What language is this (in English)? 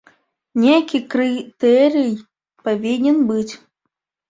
Belarusian